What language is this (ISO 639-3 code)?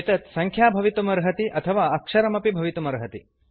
san